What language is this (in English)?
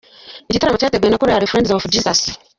Kinyarwanda